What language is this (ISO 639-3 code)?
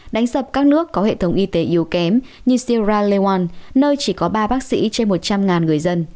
vie